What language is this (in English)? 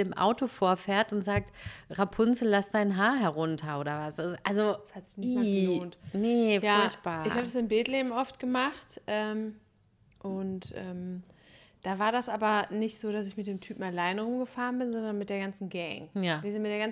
German